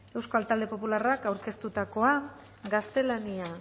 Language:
Basque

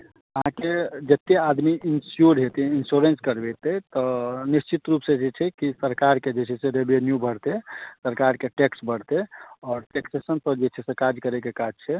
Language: Maithili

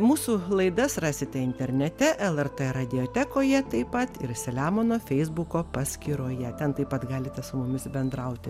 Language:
Lithuanian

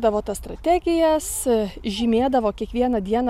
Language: Lithuanian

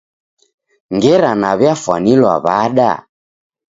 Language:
Taita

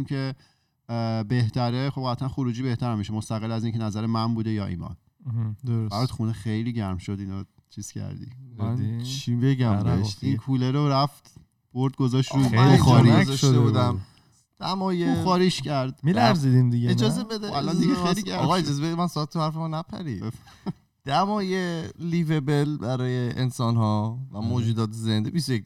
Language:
Persian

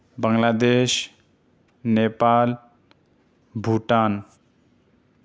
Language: Urdu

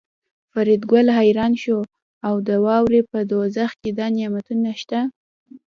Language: Pashto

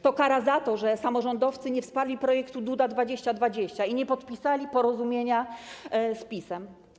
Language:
Polish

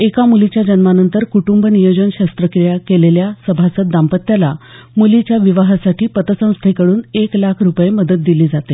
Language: Marathi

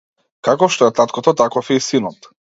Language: Macedonian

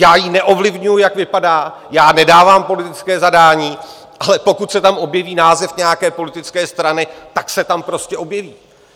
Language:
Czech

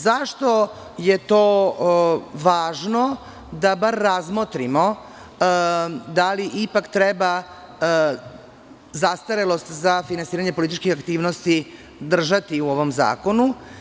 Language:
Serbian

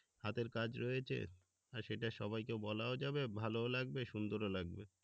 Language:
Bangla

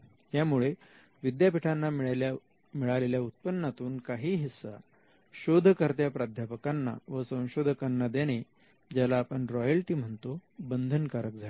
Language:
Marathi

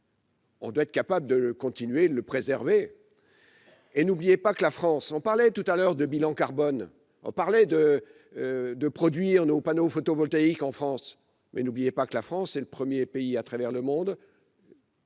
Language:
French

